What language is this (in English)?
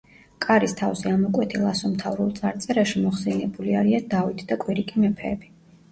Georgian